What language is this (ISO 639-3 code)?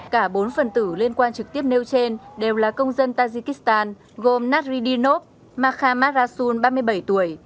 vie